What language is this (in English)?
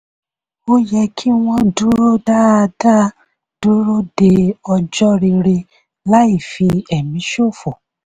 Yoruba